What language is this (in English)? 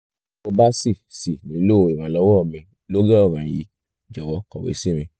Yoruba